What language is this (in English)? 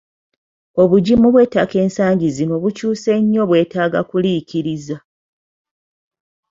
Ganda